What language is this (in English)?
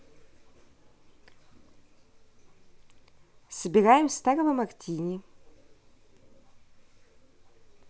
Russian